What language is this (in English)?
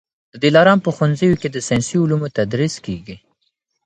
Pashto